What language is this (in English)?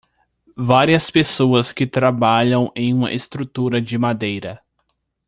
Portuguese